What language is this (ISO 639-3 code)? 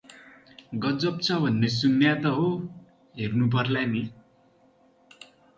nep